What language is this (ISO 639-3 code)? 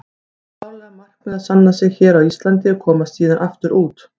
isl